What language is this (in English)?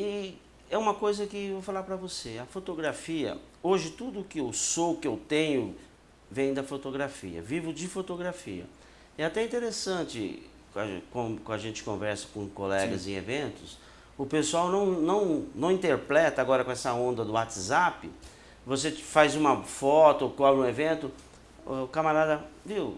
Portuguese